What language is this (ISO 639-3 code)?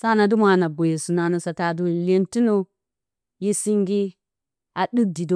bcy